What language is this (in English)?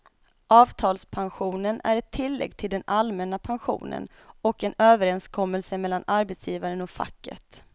Swedish